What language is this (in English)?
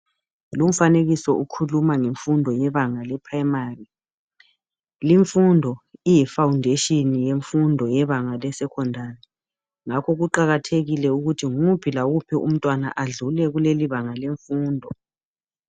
North Ndebele